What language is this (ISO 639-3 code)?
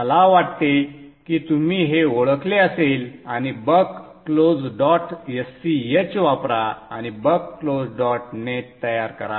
mar